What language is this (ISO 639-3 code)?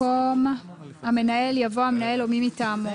heb